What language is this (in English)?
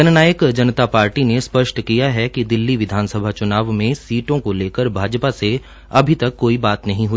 Hindi